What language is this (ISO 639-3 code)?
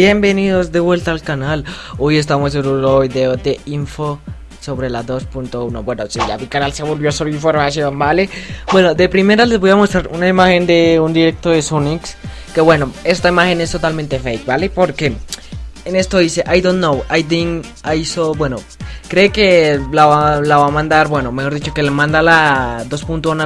spa